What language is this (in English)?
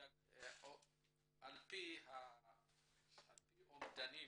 Hebrew